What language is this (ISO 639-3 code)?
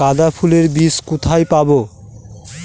ben